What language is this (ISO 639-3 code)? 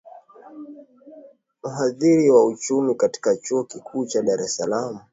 swa